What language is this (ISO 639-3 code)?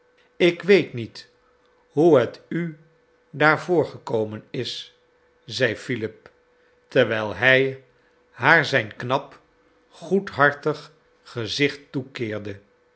nld